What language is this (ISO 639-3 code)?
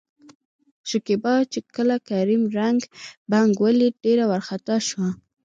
pus